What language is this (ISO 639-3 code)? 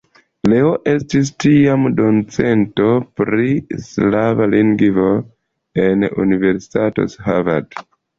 epo